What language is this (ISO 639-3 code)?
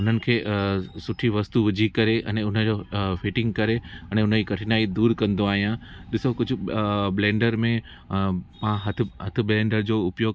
snd